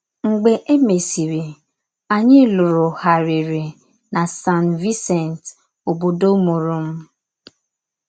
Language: Igbo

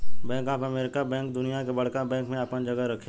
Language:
Bhojpuri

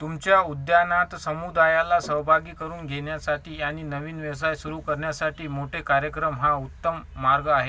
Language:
Marathi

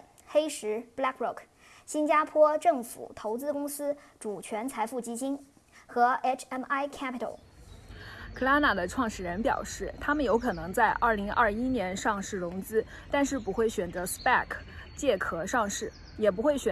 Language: Chinese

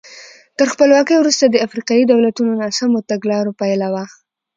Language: Pashto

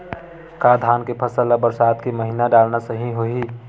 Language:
Chhattisgarhi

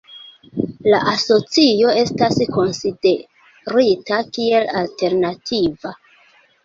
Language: Esperanto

